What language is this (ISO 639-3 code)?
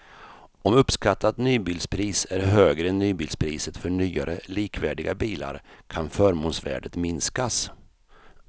swe